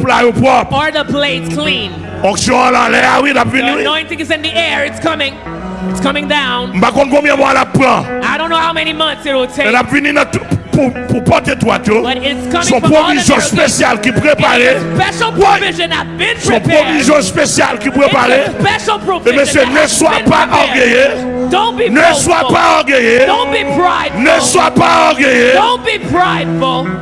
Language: English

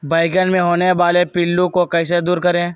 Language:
Magahi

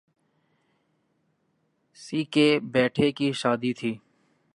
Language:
Urdu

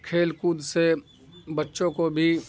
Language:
Urdu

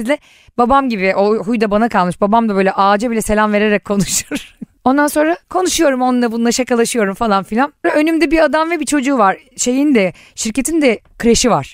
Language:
Turkish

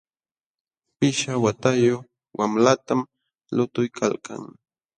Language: Jauja Wanca Quechua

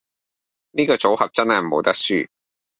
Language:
Cantonese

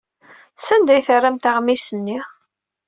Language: Kabyle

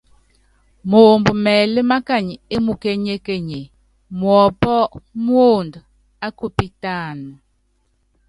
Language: Yangben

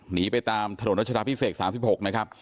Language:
Thai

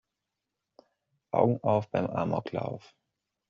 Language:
German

